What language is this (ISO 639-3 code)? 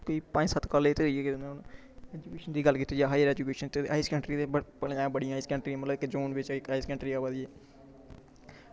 doi